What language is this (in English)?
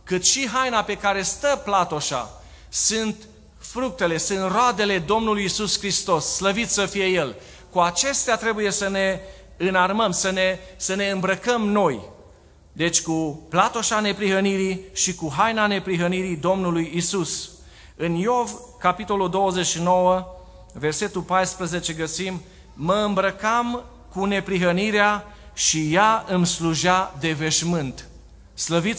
Romanian